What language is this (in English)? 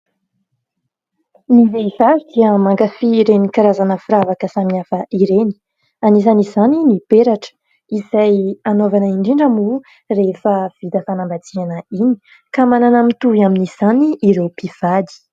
Malagasy